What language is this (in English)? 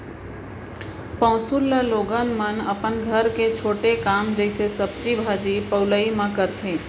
Chhattisgarhi